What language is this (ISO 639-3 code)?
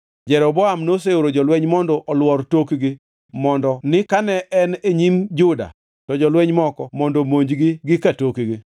luo